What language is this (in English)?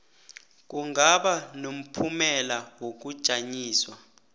South Ndebele